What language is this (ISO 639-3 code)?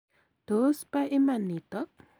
kln